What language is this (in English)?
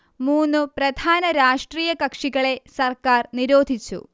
Malayalam